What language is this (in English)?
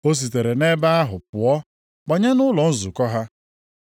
Igbo